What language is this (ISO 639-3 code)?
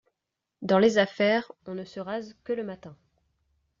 fra